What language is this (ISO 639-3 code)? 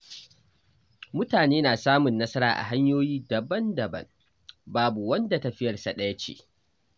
hau